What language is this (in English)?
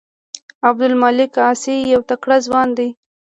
Pashto